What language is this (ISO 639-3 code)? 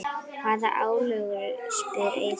isl